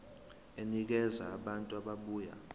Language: Zulu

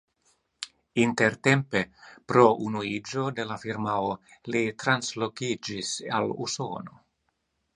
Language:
Esperanto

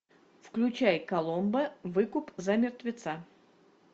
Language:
Russian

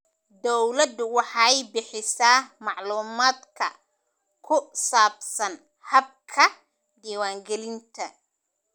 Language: Somali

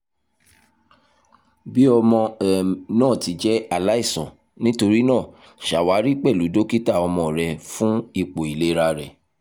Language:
Yoruba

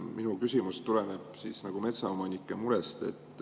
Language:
Estonian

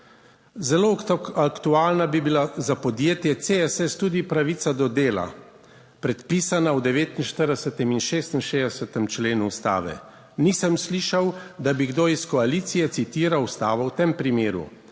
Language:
Slovenian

